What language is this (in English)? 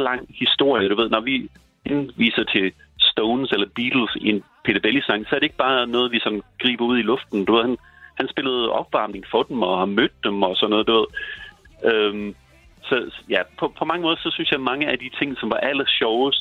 Danish